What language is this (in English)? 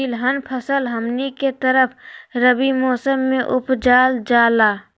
Magahi